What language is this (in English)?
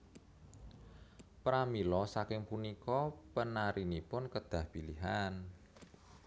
Javanese